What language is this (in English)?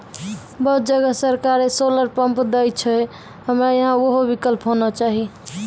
Maithili